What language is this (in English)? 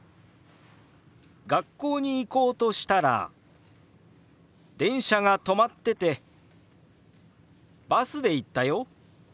Japanese